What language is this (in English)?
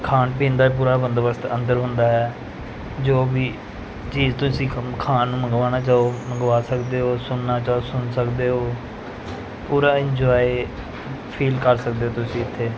Punjabi